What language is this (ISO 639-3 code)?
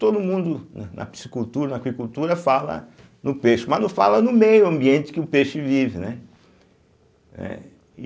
por